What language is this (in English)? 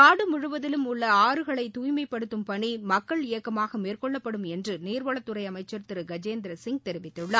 Tamil